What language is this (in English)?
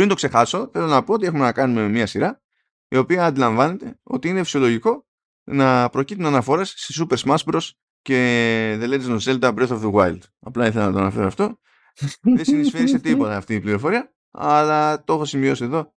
Greek